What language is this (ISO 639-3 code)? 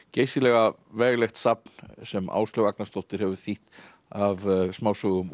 isl